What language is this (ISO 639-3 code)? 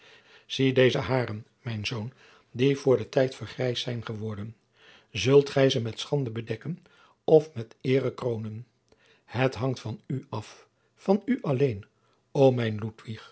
nld